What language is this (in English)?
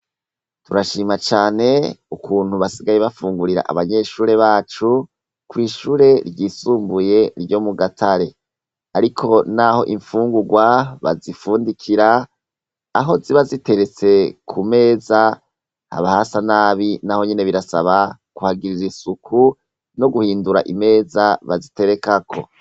Rundi